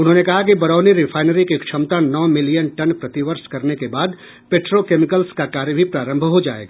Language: Hindi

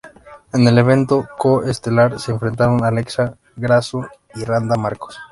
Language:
Spanish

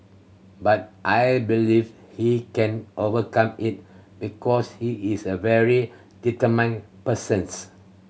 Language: English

